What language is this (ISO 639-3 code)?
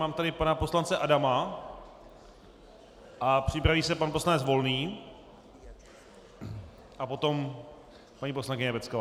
ces